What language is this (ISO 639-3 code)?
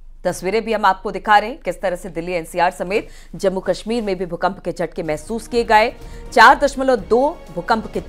hin